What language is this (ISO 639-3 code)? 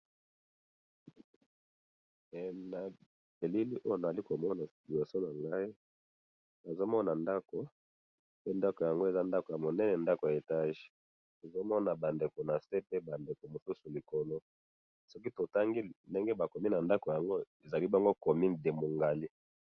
lin